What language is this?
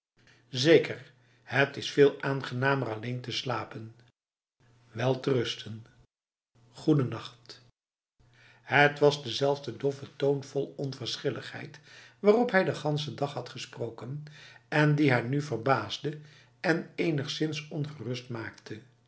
Dutch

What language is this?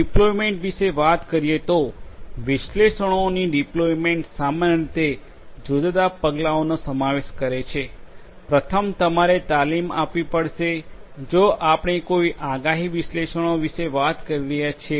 Gujarati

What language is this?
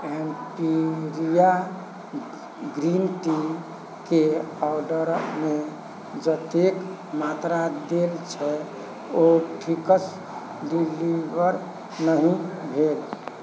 Maithili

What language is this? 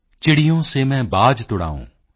Punjabi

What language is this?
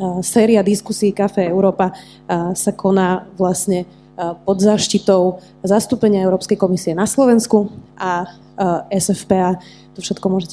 Slovak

